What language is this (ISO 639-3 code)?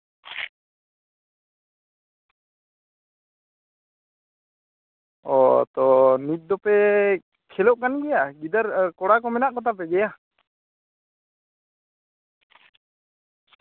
sat